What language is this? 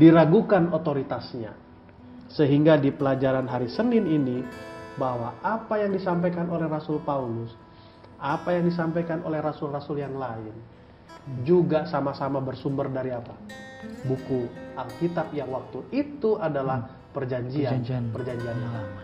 Indonesian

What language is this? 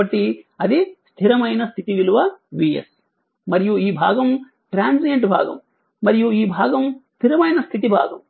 Telugu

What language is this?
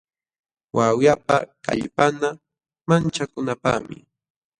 Jauja Wanca Quechua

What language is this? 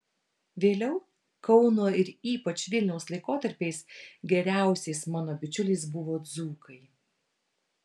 Lithuanian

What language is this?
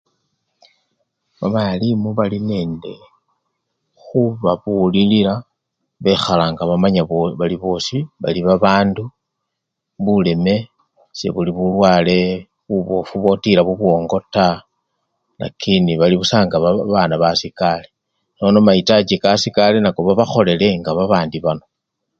Luyia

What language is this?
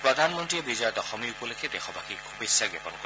Assamese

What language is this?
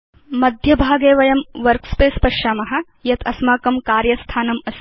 Sanskrit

